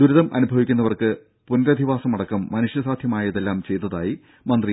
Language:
Malayalam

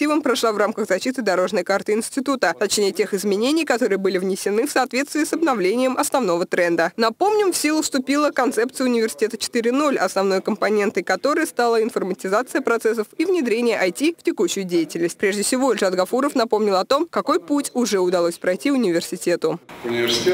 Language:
Russian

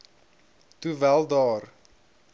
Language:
Afrikaans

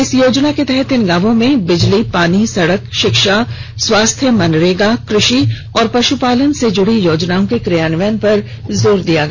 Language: Hindi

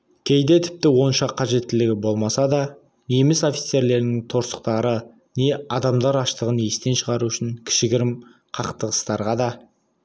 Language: Kazakh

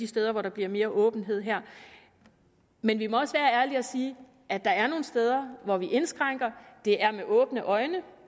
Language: Danish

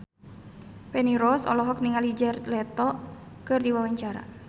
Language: Sundanese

